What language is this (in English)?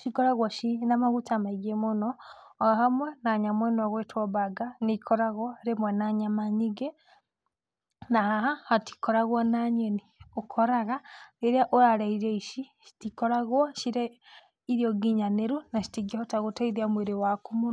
Kikuyu